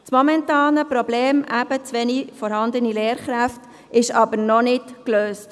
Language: Swiss German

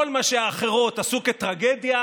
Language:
Hebrew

